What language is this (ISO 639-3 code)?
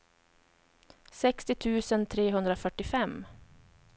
swe